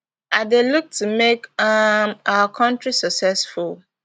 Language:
Nigerian Pidgin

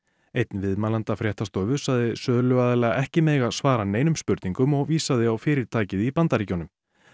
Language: Icelandic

